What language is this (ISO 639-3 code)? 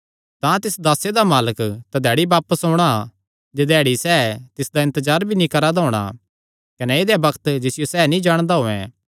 xnr